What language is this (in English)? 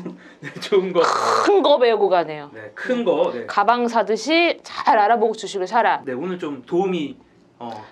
Korean